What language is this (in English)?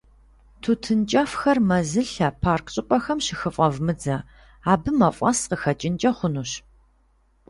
Kabardian